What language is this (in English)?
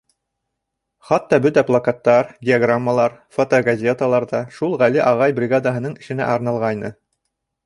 Bashkir